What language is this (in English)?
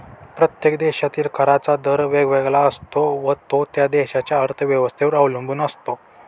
Marathi